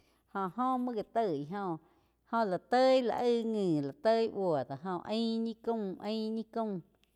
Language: Quiotepec Chinantec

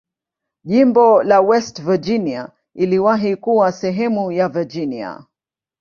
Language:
Swahili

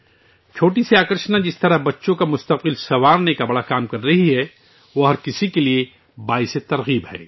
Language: Urdu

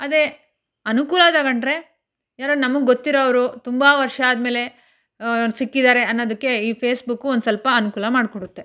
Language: Kannada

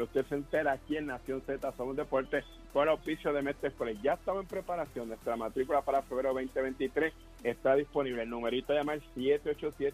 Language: Spanish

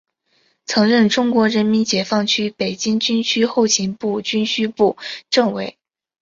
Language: Chinese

